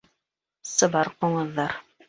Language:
Bashkir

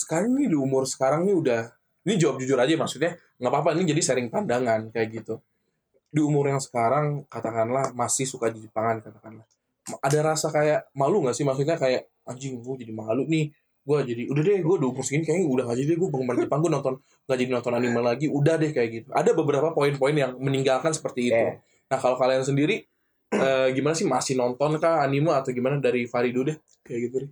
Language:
Indonesian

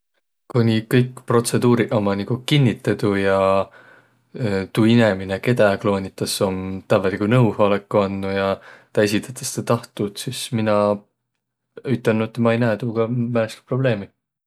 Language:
Võro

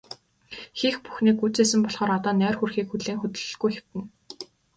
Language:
Mongolian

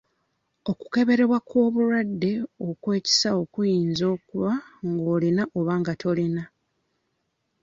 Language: Ganda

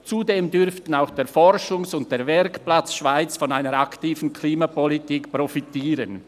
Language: Swiss German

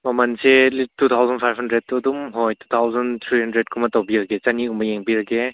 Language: Manipuri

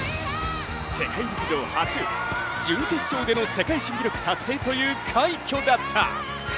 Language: Japanese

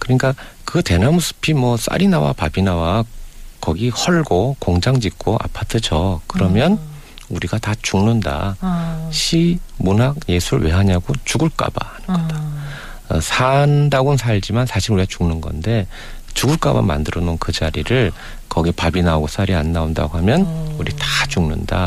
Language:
Korean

